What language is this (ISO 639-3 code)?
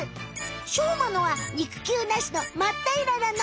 jpn